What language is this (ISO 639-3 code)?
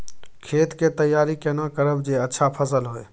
mai